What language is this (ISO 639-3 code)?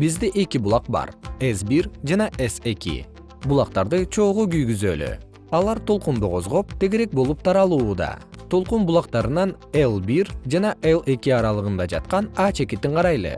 kir